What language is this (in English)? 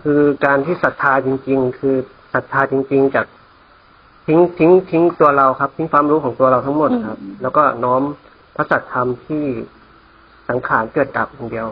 Thai